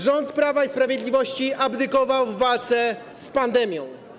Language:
Polish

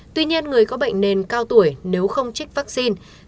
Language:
Vietnamese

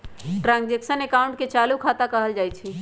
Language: Magahi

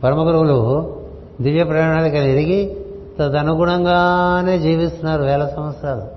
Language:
Telugu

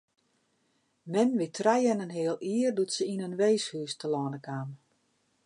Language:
Western Frisian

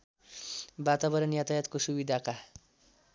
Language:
Nepali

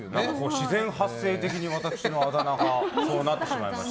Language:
Japanese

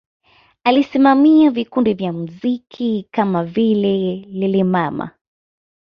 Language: Swahili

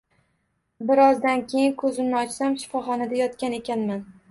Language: Uzbek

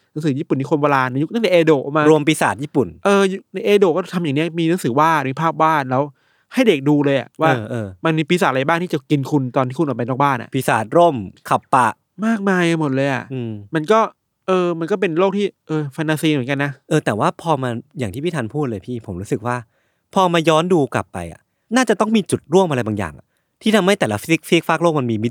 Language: Thai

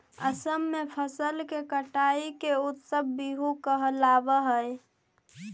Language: Magahi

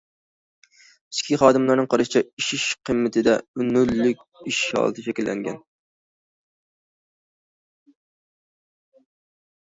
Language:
Uyghur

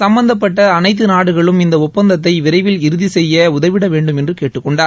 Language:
Tamil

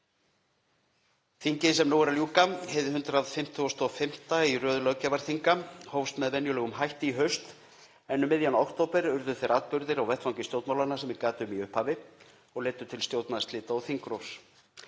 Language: Icelandic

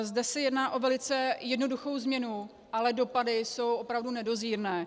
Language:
Czech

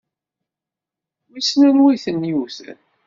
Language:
Kabyle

